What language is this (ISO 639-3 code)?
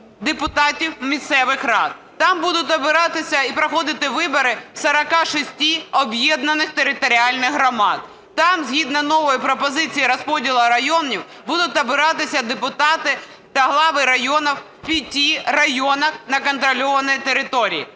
ukr